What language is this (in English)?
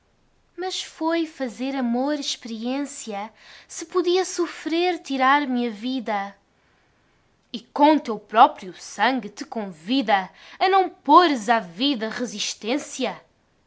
Portuguese